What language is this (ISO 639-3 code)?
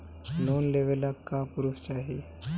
bho